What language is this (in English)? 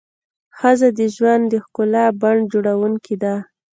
Pashto